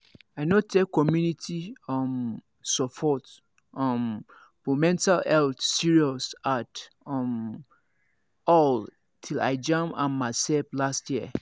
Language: Nigerian Pidgin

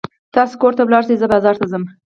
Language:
Pashto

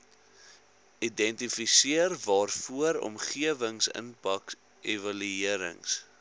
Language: Afrikaans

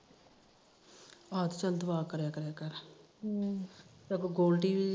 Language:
Punjabi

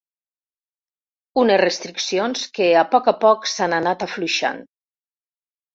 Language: Catalan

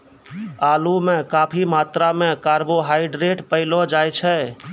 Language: Maithili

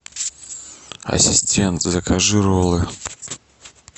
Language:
Russian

